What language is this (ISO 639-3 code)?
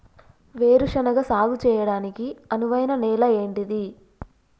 tel